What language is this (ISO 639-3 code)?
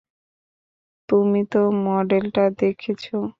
ben